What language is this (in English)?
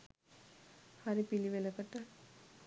Sinhala